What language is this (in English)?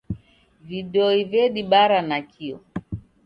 Taita